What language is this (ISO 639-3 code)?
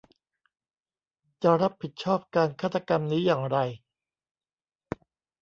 tha